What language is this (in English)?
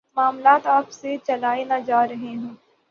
Urdu